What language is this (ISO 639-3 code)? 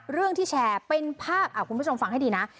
tha